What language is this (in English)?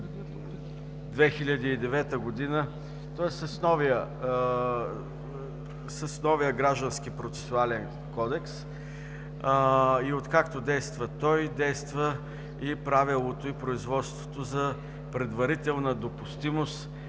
Bulgarian